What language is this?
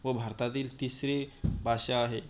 Marathi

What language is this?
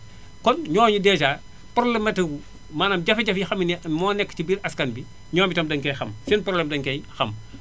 Wolof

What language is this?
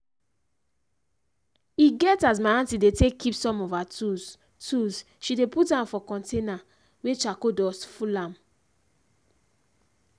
Nigerian Pidgin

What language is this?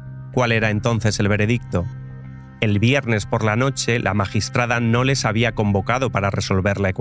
Spanish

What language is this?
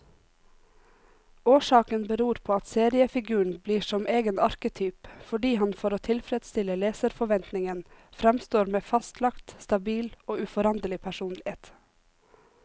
Norwegian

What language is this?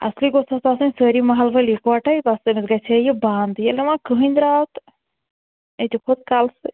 Kashmiri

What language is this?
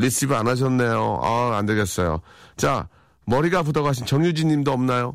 Korean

